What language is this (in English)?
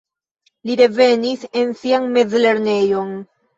Esperanto